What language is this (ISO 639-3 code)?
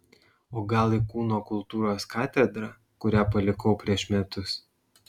lit